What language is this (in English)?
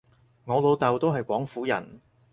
Cantonese